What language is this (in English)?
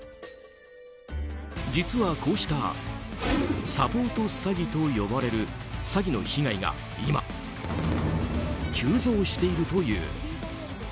Japanese